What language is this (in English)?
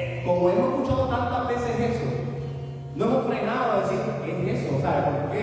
Spanish